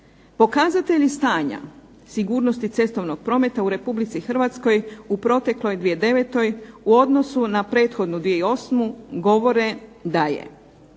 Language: Croatian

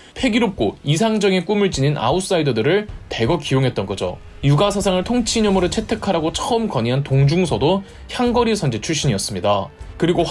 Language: Korean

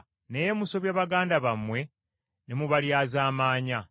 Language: Ganda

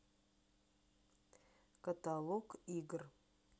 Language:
Russian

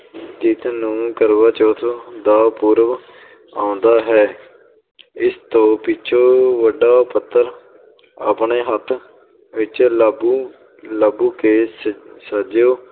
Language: Punjabi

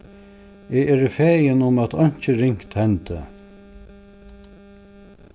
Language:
Faroese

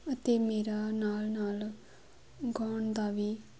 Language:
Punjabi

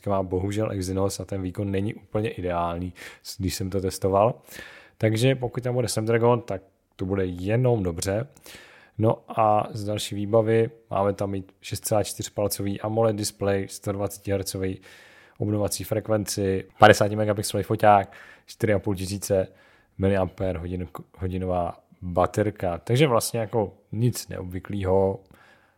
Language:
Czech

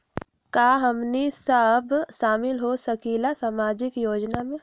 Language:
Magahi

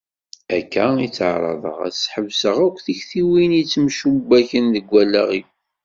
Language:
Kabyle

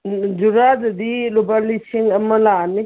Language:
Manipuri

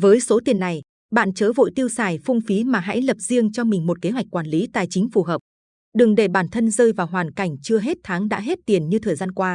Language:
Vietnamese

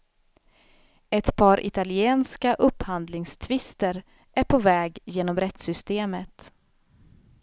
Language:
Swedish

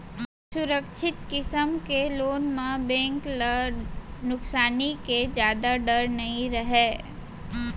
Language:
Chhattisgarhi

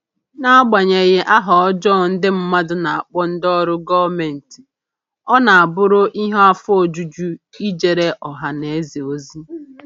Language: Igbo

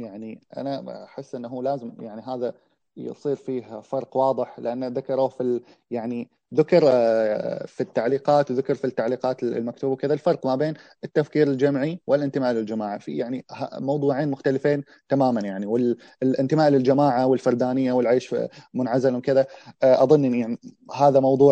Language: Arabic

